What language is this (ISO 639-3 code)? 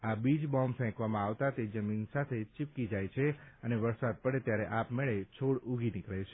guj